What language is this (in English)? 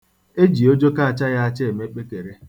Igbo